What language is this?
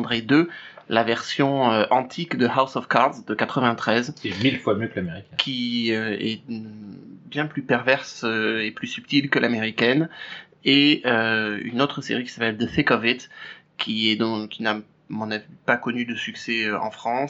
French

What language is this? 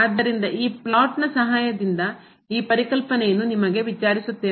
Kannada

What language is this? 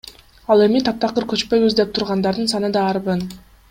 Kyrgyz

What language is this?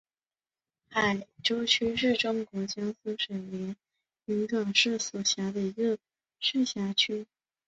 Chinese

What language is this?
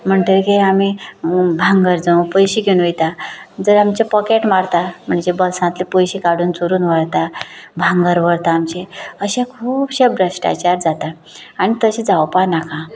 Konkani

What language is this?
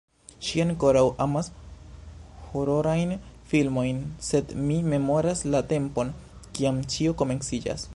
Esperanto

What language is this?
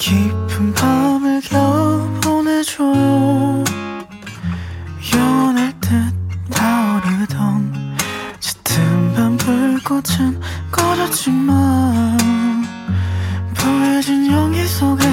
Korean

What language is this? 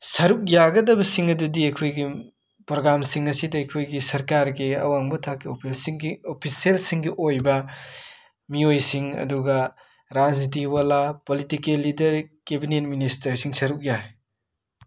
Manipuri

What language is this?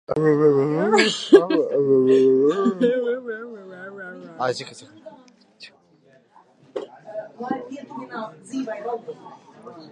Latvian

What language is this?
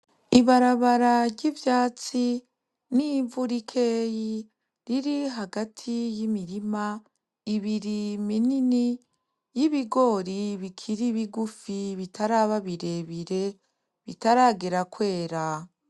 Rundi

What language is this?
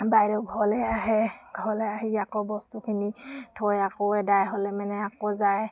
Assamese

